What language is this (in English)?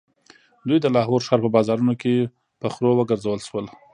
Pashto